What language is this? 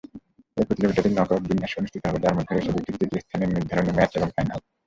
Bangla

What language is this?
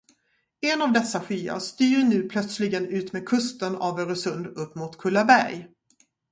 Swedish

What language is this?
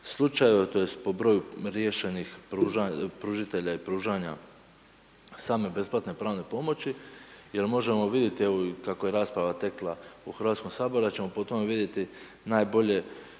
Croatian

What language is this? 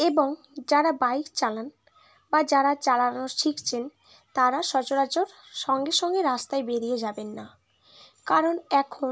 Bangla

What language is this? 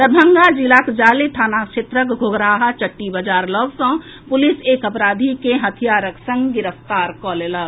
Maithili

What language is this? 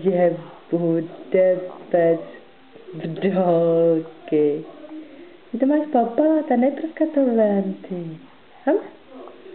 Czech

